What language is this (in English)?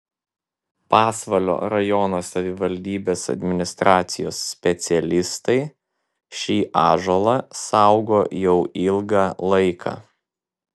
Lithuanian